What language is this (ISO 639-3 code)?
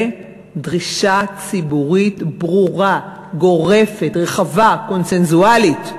heb